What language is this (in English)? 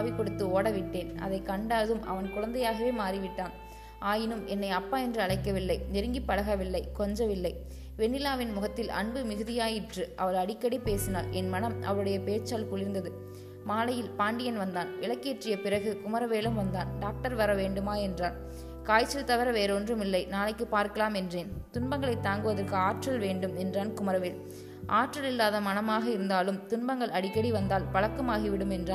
Tamil